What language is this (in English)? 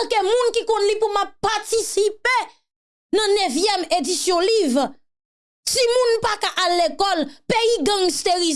French